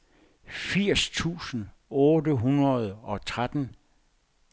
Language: Danish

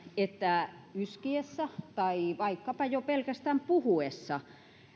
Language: Finnish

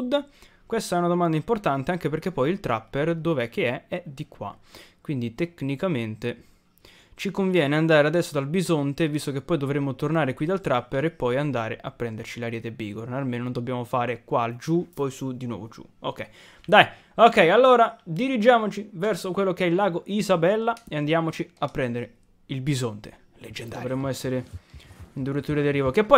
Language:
Italian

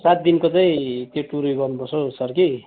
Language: Nepali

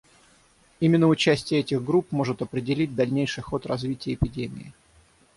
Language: Russian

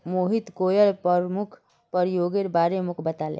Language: Magahi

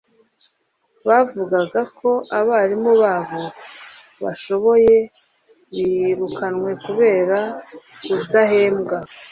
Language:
Kinyarwanda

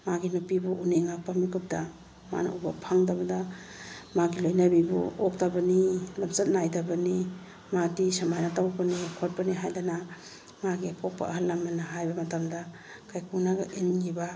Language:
Manipuri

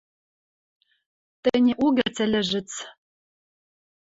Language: Western Mari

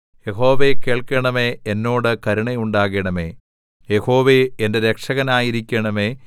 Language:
Malayalam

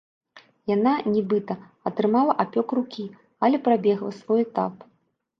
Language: Belarusian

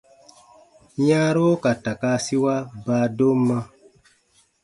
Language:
Baatonum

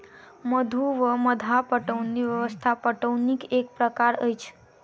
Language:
Maithili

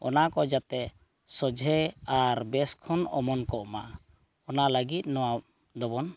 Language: Santali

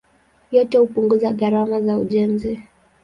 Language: Swahili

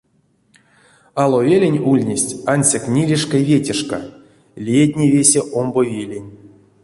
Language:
Erzya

